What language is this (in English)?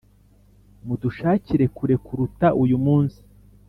Kinyarwanda